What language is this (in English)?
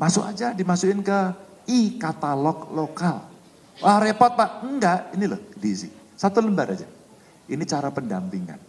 Indonesian